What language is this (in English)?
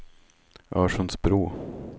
Swedish